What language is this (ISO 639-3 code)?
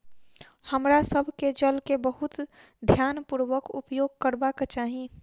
mai